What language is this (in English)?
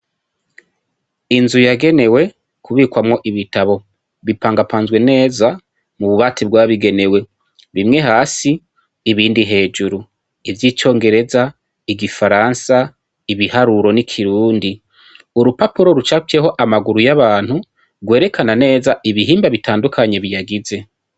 Rundi